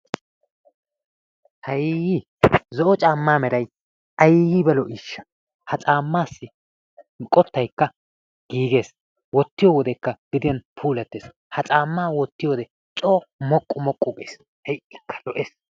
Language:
Wolaytta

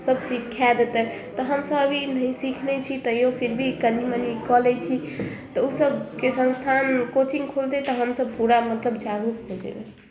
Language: Maithili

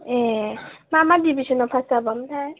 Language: Bodo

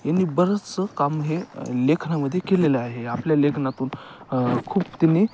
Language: Marathi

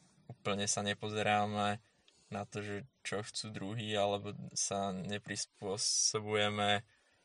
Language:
Slovak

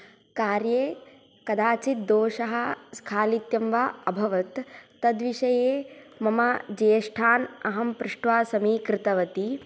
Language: Sanskrit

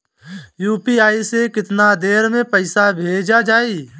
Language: Bhojpuri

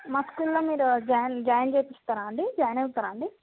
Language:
Telugu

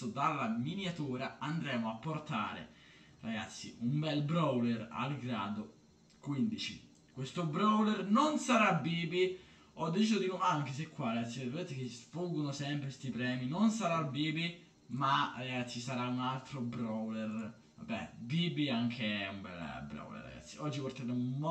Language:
Italian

